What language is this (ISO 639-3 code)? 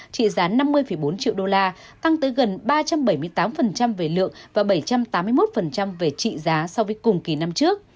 vie